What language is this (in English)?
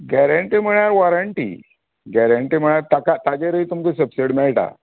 Konkani